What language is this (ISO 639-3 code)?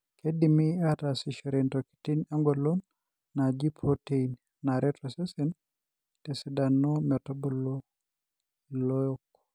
mas